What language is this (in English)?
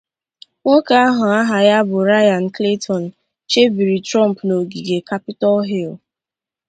Igbo